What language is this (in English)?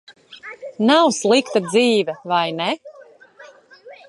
Latvian